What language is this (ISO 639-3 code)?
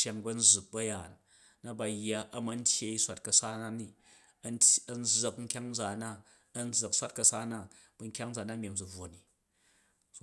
kaj